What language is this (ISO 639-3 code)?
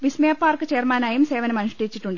mal